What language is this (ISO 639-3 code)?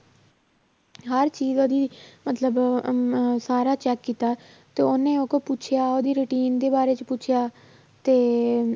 pan